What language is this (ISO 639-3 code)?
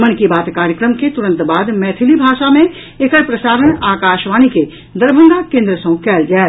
mai